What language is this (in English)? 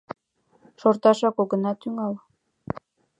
Mari